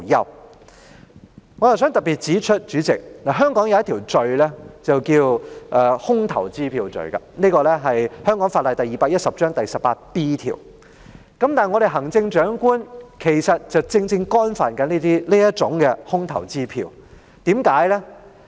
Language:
Cantonese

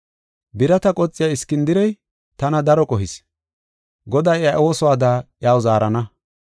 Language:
Gofa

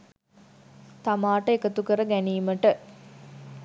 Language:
Sinhala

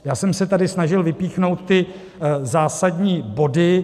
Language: Czech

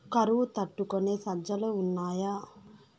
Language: Telugu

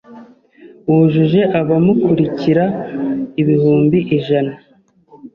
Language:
Kinyarwanda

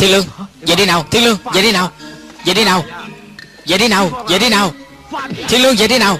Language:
Vietnamese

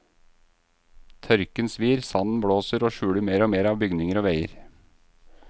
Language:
Norwegian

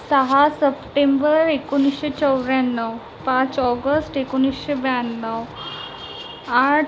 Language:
Marathi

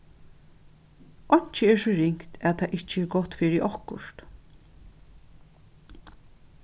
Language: Faroese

